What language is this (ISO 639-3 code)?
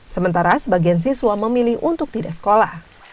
ind